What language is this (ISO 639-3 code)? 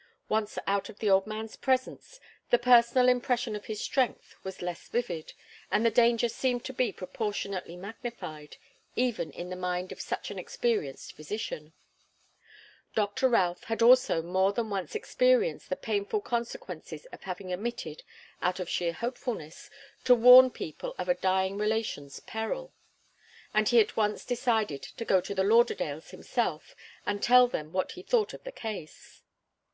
eng